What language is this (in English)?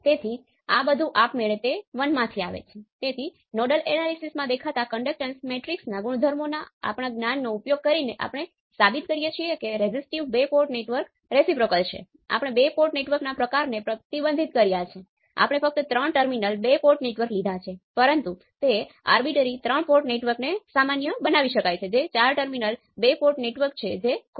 Gujarati